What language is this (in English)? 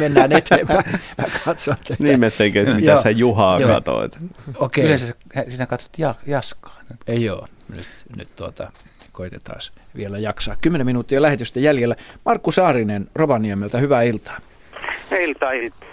Finnish